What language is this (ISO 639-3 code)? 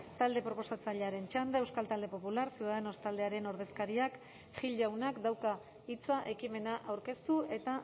eus